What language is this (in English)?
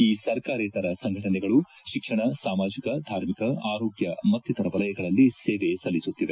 Kannada